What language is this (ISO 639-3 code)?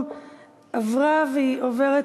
heb